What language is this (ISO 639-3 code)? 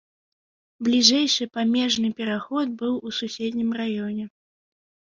bel